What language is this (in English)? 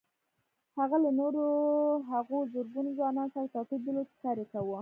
Pashto